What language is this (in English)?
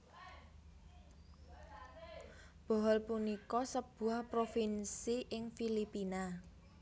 Javanese